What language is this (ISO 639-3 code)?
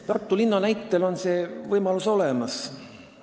est